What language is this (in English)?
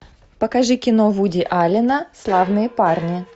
Russian